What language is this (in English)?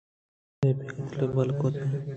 Eastern Balochi